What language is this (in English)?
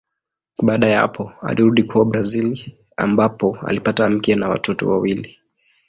Swahili